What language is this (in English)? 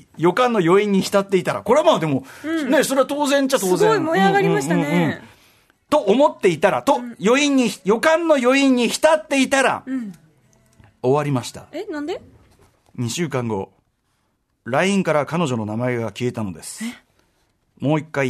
Japanese